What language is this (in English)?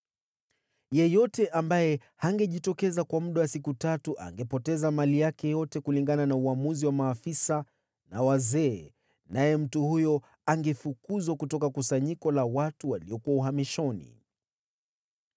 Swahili